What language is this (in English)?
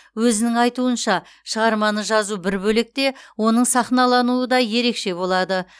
Kazakh